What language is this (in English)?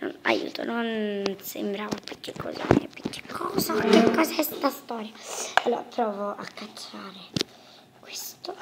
Italian